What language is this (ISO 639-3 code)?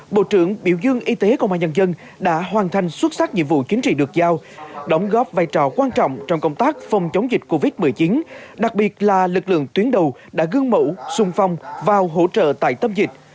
vie